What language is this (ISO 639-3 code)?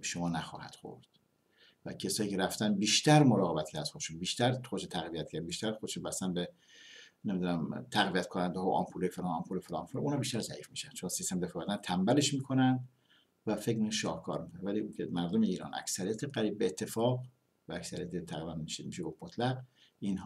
fas